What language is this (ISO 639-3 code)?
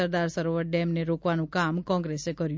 guj